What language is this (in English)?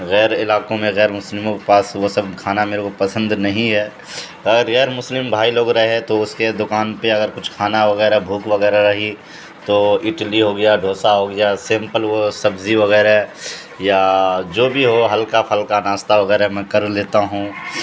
Urdu